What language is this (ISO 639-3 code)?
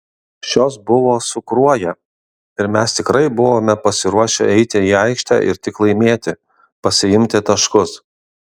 lit